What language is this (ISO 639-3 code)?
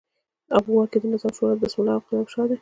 pus